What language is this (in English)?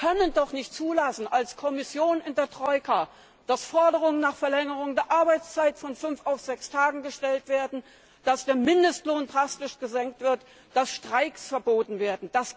German